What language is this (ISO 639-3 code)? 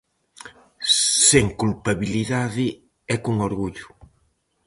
glg